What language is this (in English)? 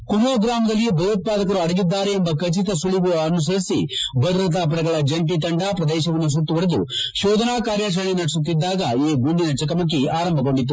Kannada